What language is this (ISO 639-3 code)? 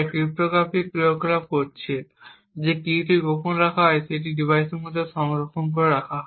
ben